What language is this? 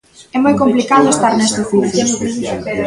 Galician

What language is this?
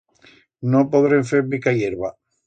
Aragonese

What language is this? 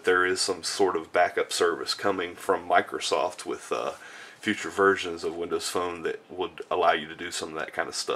English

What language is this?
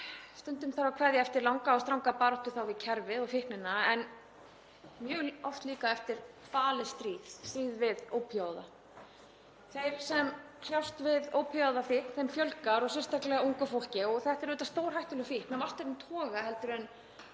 Icelandic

